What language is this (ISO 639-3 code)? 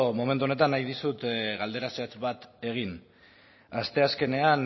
eus